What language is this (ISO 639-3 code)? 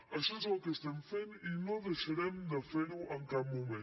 cat